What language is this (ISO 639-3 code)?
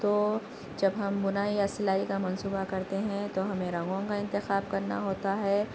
urd